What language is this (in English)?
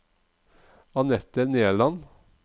Norwegian